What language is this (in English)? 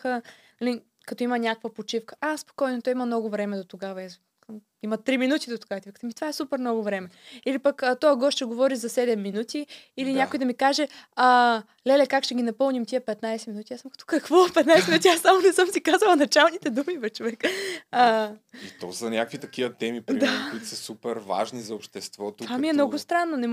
Bulgarian